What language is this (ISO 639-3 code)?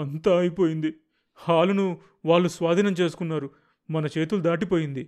tel